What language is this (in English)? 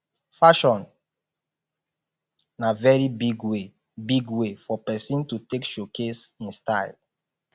Nigerian Pidgin